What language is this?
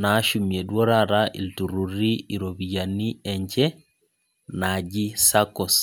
Masai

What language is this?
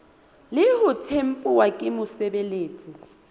Southern Sotho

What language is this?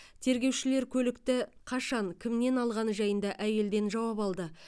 Kazakh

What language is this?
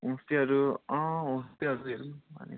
Nepali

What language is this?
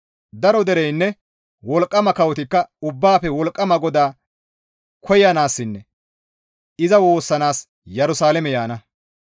Gamo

